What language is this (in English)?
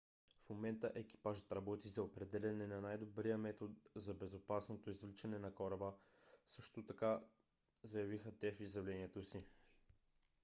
Bulgarian